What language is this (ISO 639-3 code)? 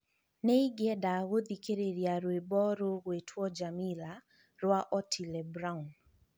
kik